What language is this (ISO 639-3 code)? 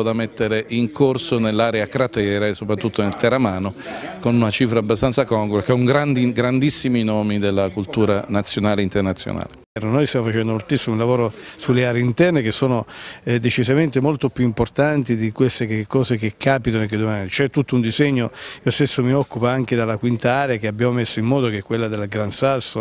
ita